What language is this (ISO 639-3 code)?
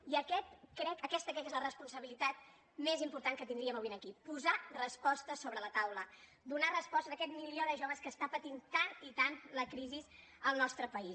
cat